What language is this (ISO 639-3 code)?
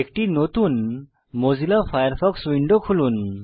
ben